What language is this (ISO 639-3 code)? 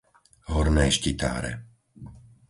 slk